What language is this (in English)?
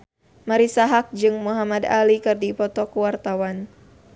Sundanese